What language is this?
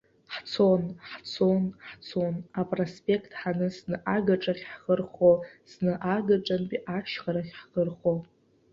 Abkhazian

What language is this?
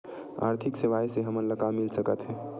Chhattisgarhi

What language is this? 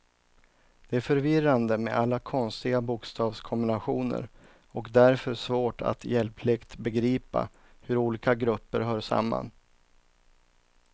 Swedish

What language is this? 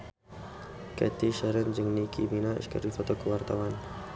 Sundanese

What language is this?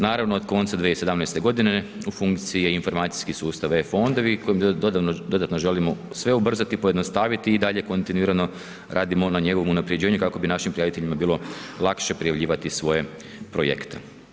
Croatian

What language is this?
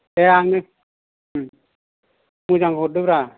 Bodo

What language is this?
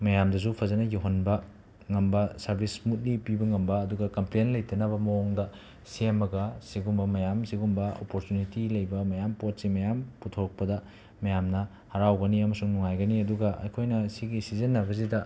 Manipuri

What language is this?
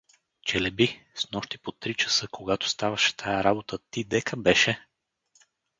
Bulgarian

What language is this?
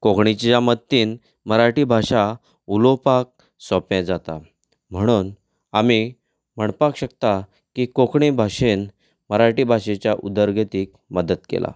Konkani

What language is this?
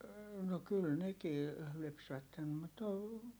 Finnish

